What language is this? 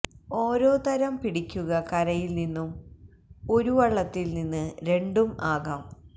Malayalam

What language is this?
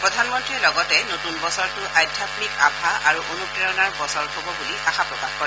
Assamese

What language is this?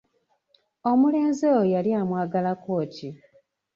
Ganda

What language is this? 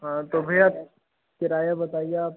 Hindi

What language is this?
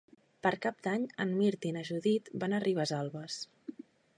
Catalan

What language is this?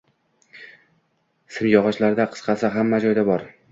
Uzbek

